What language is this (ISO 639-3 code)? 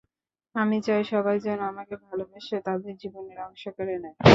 ben